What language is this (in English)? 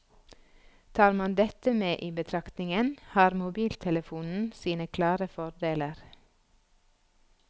Norwegian